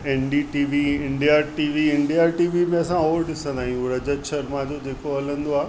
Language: Sindhi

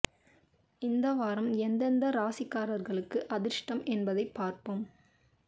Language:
Tamil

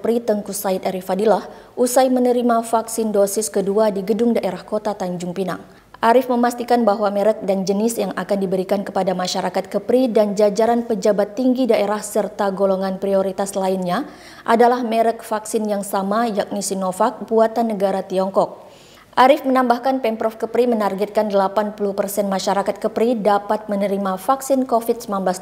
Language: Indonesian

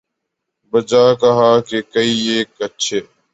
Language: Urdu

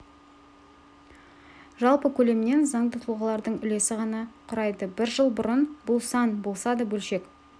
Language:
Kazakh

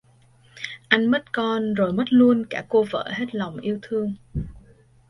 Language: Vietnamese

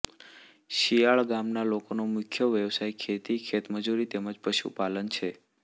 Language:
Gujarati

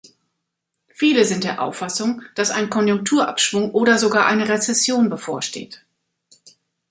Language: German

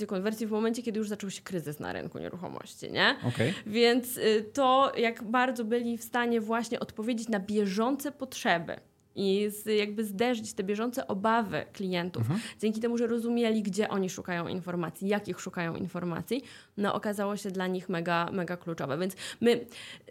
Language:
Polish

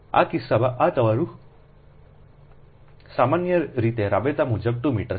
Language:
Gujarati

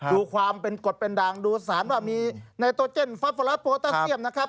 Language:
Thai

